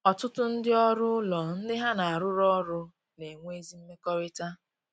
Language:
Igbo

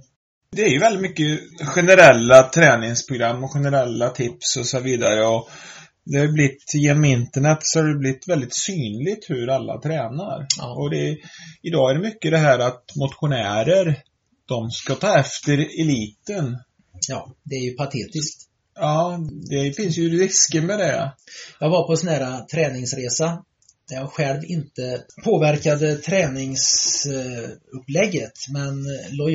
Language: Swedish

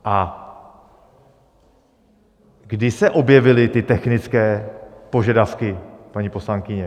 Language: Czech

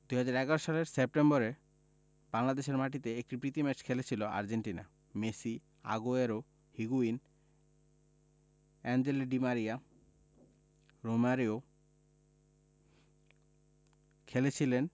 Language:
Bangla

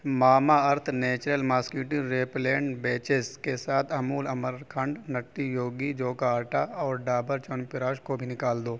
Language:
Urdu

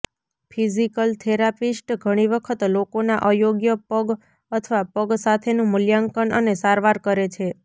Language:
Gujarati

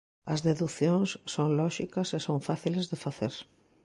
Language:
Galician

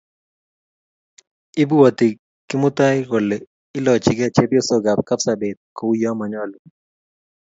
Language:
Kalenjin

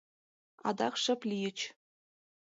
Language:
Mari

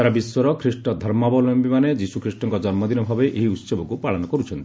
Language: Odia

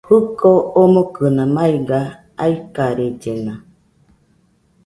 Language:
Nüpode Huitoto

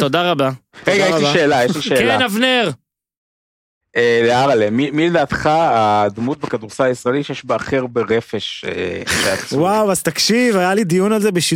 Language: Hebrew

